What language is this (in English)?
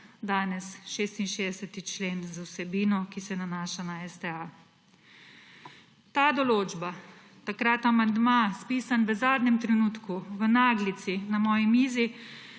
Slovenian